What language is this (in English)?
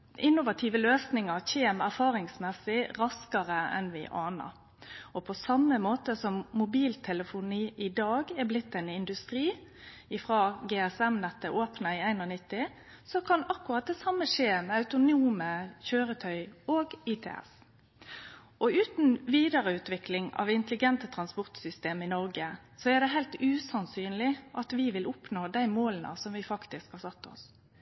Norwegian Nynorsk